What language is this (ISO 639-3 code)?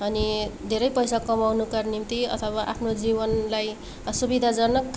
nep